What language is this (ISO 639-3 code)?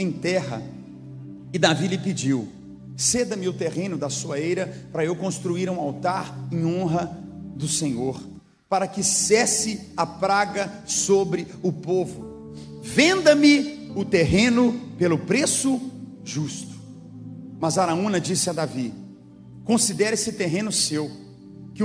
por